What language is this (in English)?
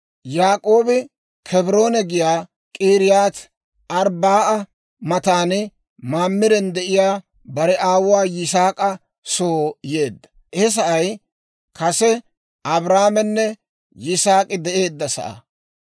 Dawro